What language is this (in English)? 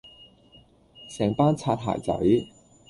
Cantonese